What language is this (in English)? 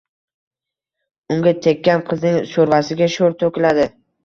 Uzbek